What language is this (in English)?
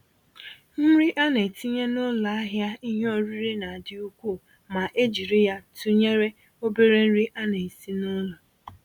Igbo